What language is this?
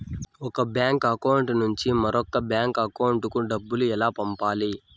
Telugu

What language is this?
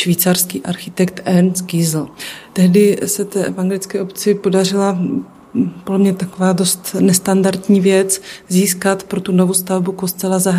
Czech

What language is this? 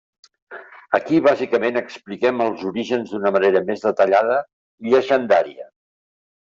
Catalan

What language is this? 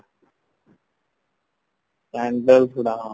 Odia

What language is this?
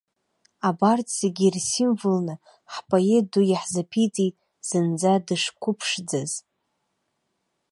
Abkhazian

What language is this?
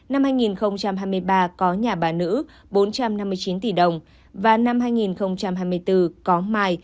Vietnamese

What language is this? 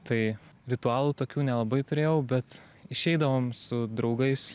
Lithuanian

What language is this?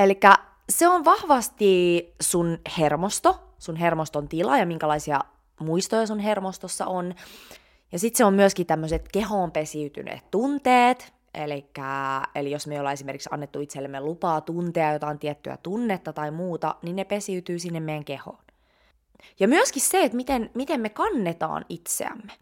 Finnish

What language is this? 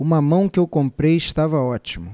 Portuguese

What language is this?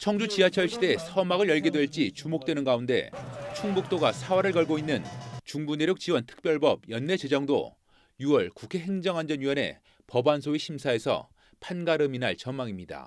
Korean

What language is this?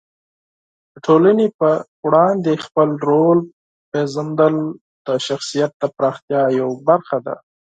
Pashto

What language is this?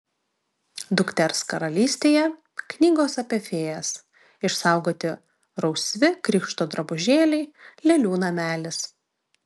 Lithuanian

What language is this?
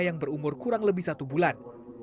Indonesian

